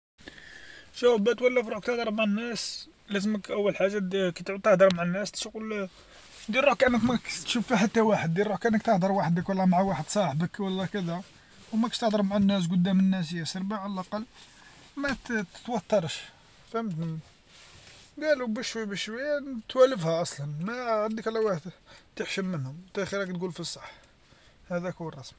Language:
Algerian Arabic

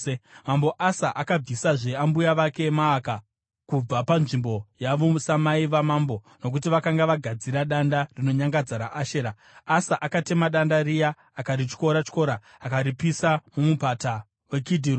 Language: Shona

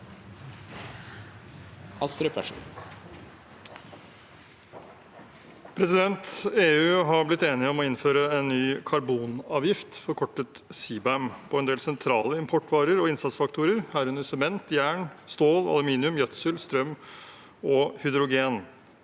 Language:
Norwegian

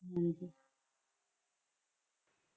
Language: Punjabi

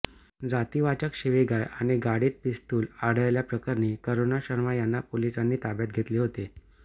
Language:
Marathi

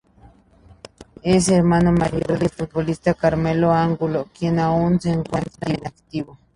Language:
Spanish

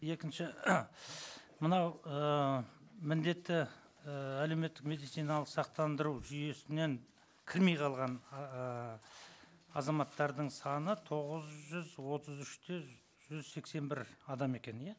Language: Kazakh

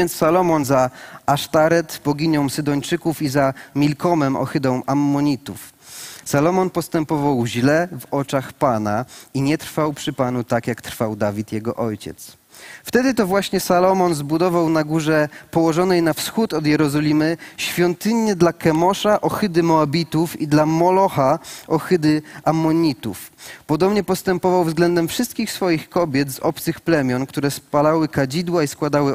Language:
Polish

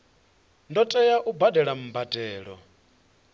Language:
Venda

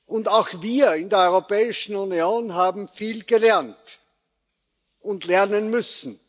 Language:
German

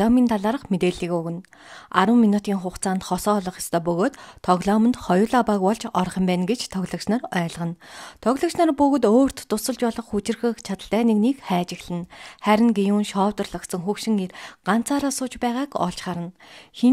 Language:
Turkish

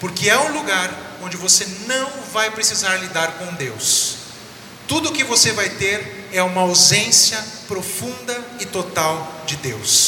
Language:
Portuguese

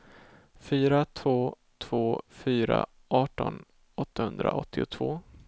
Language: Swedish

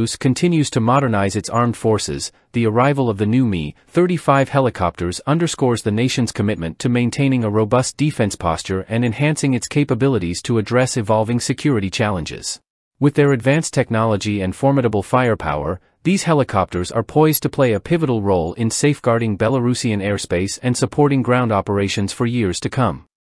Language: English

